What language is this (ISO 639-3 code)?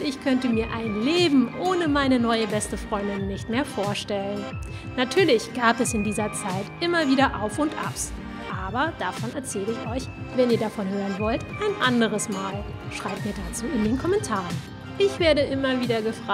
deu